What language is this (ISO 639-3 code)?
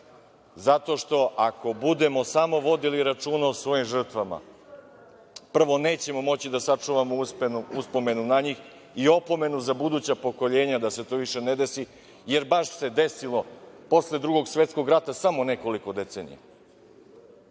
srp